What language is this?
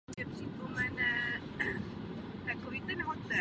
Czech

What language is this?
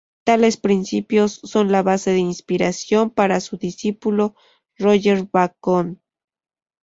Spanish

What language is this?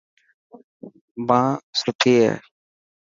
Dhatki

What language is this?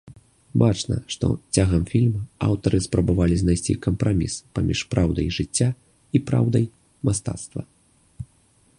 Belarusian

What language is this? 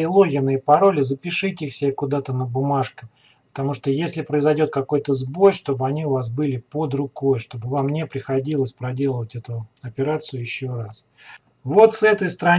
Russian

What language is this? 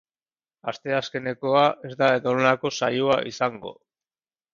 Basque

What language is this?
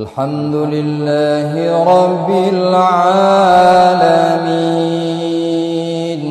Arabic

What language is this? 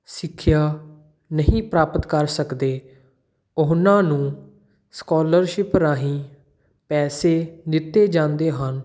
Punjabi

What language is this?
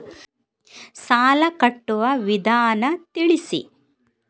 Kannada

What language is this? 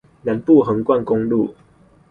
Chinese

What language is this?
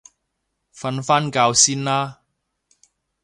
Cantonese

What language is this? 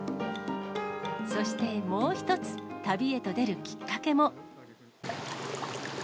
Japanese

